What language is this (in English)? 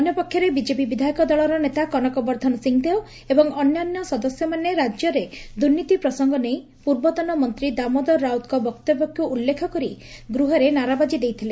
Odia